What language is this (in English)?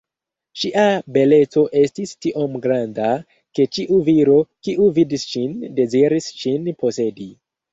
Esperanto